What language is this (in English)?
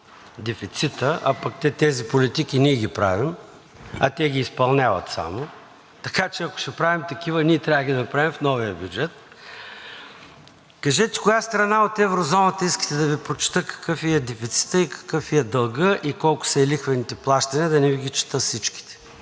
Bulgarian